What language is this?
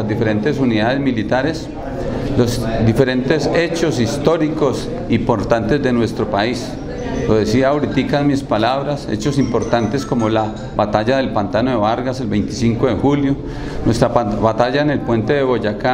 Spanish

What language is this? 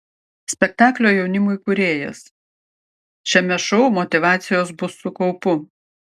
Lithuanian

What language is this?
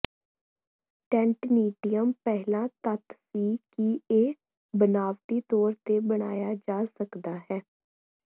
Punjabi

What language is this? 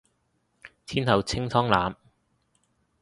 Cantonese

